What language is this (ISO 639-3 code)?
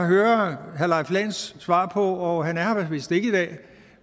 dan